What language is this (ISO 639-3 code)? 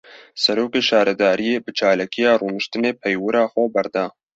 kur